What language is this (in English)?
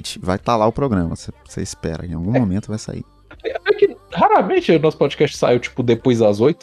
Portuguese